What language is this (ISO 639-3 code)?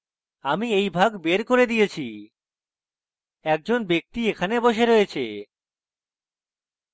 ben